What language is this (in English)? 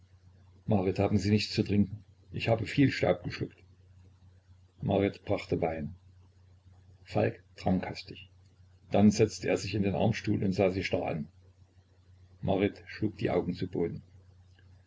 German